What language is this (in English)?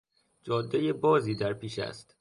Persian